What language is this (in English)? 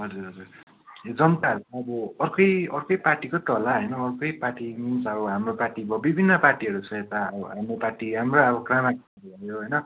Nepali